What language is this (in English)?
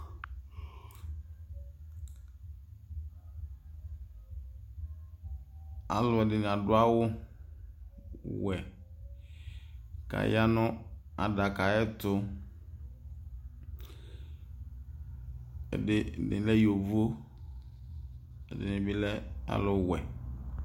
Ikposo